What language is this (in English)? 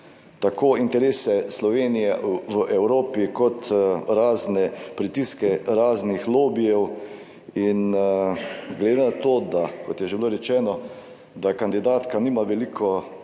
Slovenian